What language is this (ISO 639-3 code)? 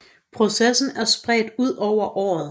dan